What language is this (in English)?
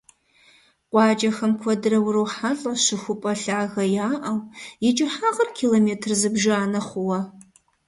Kabardian